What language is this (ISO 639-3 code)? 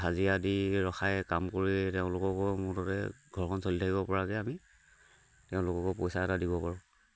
asm